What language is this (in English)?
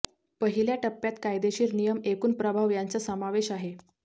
Marathi